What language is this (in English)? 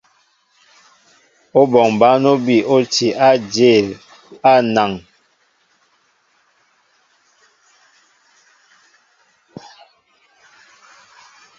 Mbo (Cameroon)